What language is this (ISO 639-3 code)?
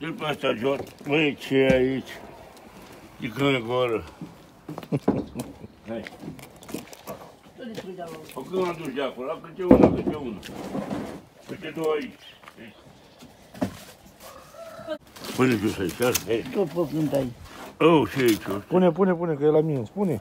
ron